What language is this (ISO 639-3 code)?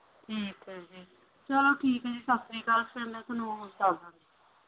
pan